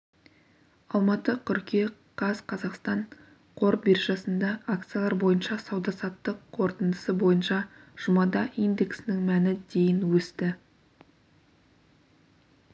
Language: Kazakh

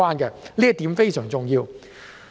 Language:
Cantonese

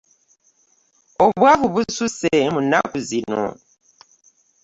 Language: Ganda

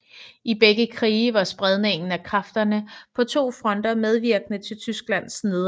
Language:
Danish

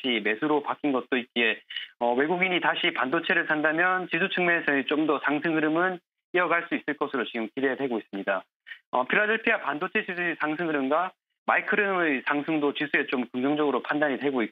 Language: Korean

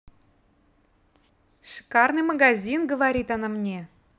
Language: Russian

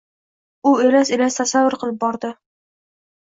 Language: Uzbek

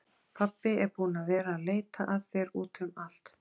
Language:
Icelandic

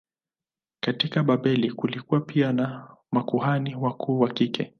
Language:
Swahili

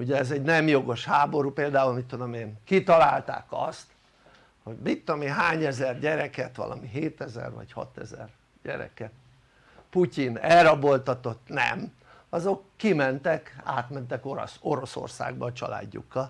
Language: Hungarian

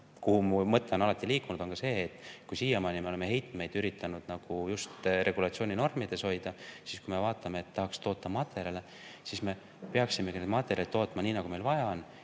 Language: Estonian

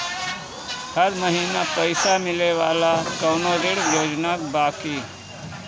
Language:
Bhojpuri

